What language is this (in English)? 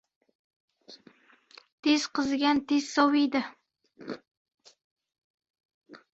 Uzbek